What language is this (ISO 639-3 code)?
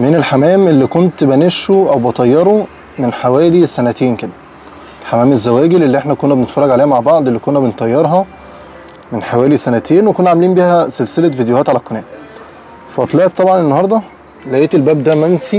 ara